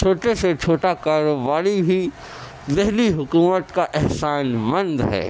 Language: Urdu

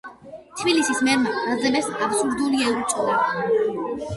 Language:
Georgian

